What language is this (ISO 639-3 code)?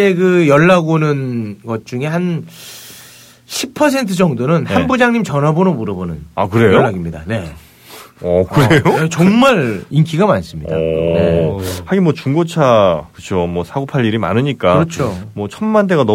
kor